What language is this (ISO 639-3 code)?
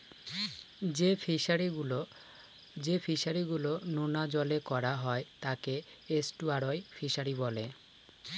ben